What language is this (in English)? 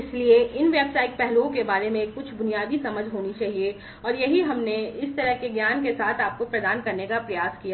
Hindi